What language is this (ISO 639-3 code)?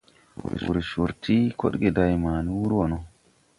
tui